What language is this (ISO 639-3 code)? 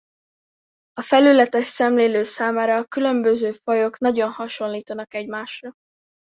hun